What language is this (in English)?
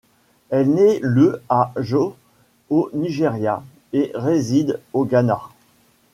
French